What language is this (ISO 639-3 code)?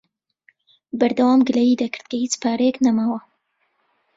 ckb